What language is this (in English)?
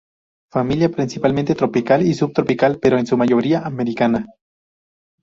Spanish